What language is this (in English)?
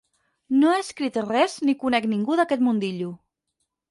Catalan